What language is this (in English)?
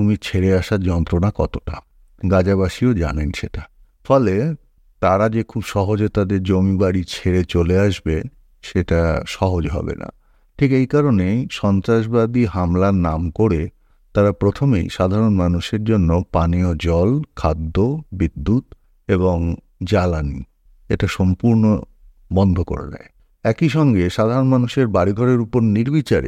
Bangla